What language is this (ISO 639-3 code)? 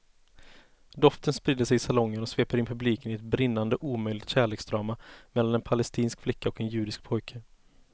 swe